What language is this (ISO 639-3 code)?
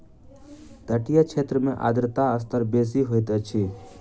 mai